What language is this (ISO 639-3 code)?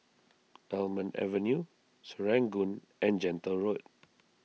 eng